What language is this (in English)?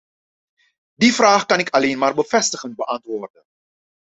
Dutch